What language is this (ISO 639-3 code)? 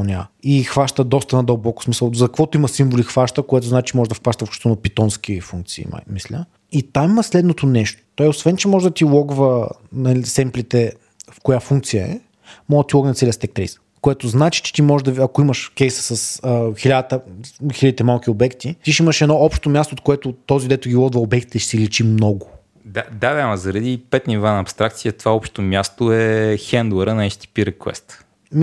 bul